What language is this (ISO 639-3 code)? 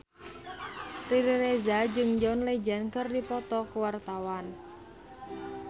sun